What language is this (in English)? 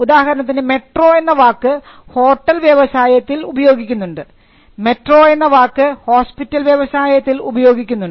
Malayalam